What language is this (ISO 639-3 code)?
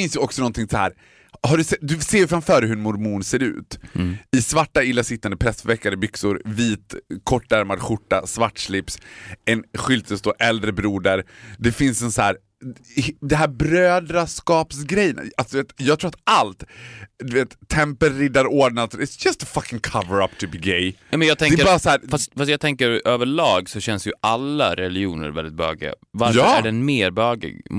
swe